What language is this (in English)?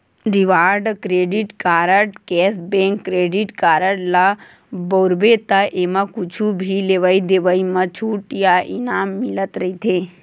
Chhattisgarhi